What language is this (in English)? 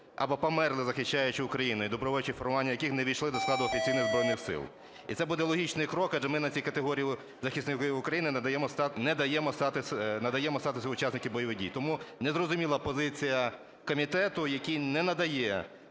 Ukrainian